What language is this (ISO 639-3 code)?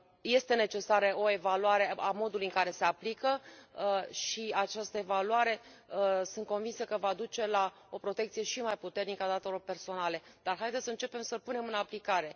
ron